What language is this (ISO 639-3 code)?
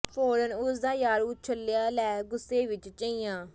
pan